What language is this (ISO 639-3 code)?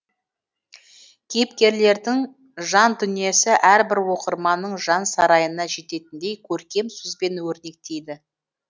kaz